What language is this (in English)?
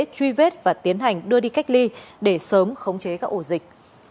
Vietnamese